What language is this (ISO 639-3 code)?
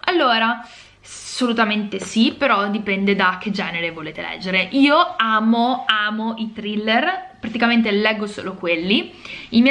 ita